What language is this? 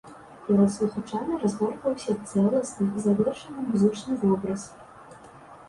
Belarusian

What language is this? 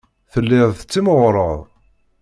Kabyle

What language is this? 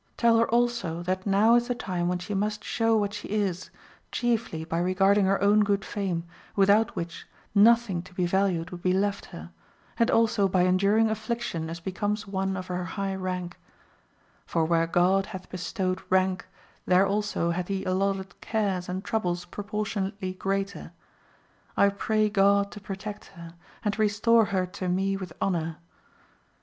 English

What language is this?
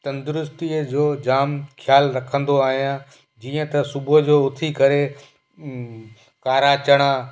Sindhi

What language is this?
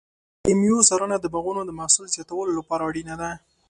Pashto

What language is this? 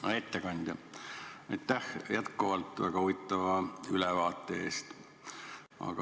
Estonian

